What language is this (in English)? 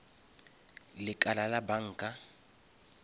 Northern Sotho